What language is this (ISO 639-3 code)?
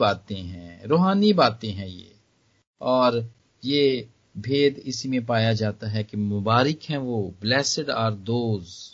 hin